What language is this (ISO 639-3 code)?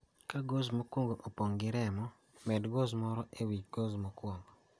luo